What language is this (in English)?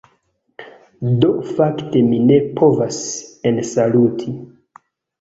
Esperanto